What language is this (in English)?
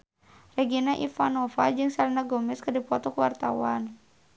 Sundanese